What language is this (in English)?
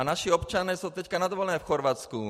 Czech